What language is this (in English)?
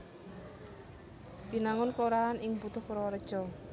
Javanese